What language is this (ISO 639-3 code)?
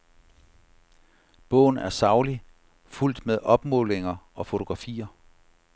dan